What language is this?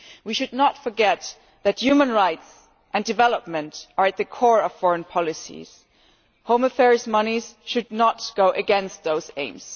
English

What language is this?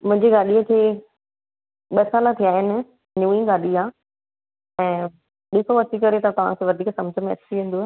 Sindhi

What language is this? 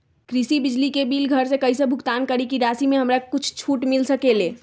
Magahi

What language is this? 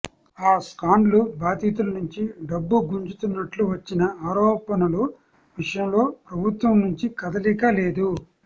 Telugu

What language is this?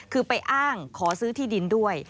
Thai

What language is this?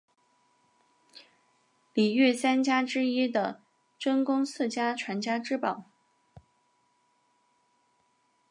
Chinese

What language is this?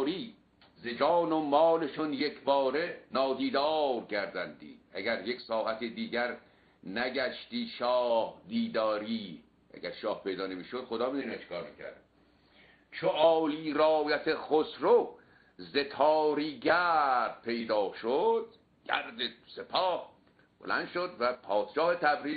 Persian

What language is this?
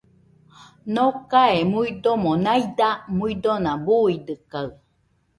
Nüpode Huitoto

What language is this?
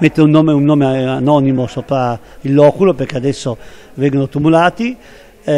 Italian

